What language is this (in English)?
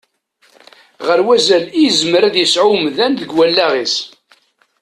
Kabyle